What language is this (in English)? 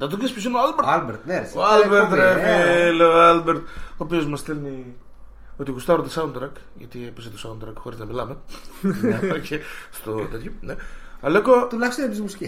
Greek